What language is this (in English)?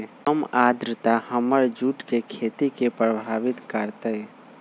Magahi